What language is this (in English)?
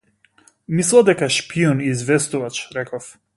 Macedonian